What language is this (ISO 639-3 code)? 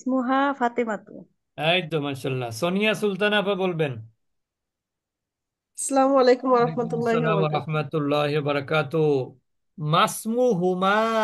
ben